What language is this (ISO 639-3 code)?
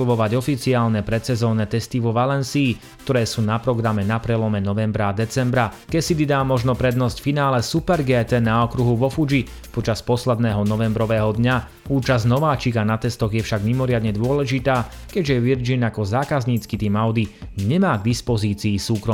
slk